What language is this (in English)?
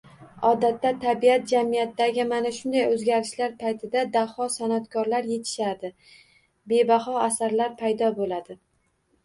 Uzbek